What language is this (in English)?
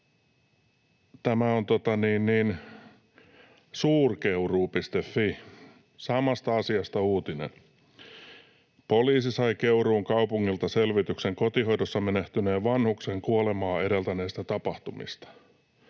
Finnish